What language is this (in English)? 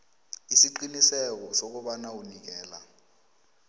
South Ndebele